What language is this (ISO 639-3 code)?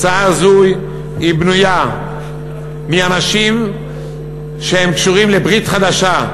heb